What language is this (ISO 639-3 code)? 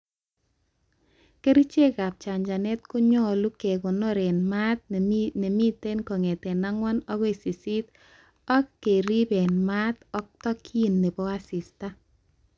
kln